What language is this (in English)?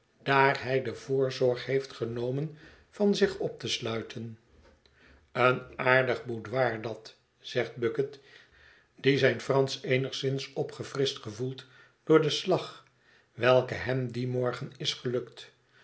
Dutch